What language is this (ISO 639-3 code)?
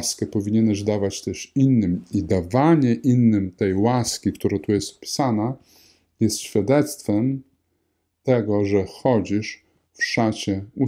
pol